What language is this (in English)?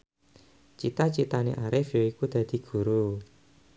Javanese